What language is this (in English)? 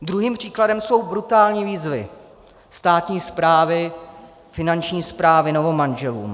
Czech